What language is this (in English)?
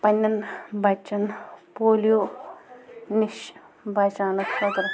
Kashmiri